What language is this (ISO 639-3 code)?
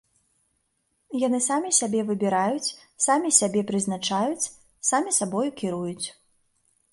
bel